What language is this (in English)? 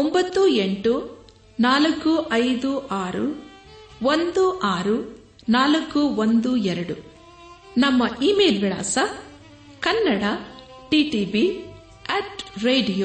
Kannada